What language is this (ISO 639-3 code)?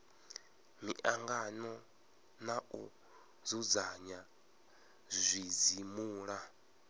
ven